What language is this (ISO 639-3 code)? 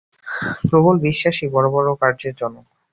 ben